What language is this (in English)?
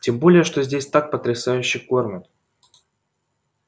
Russian